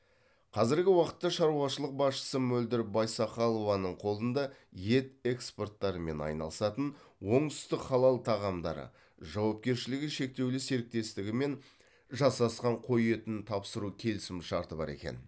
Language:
Kazakh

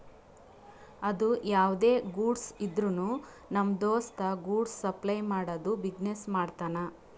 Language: Kannada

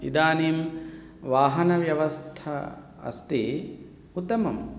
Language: Sanskrit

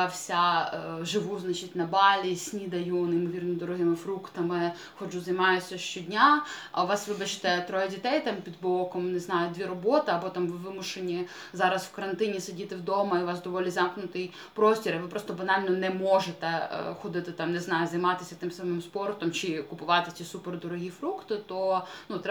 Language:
Ukrainian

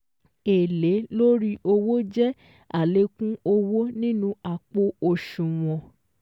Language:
Yoruba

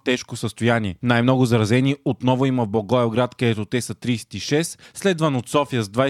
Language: Bulgarian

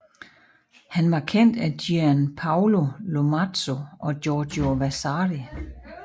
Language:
Danish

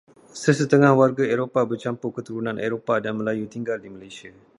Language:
Malay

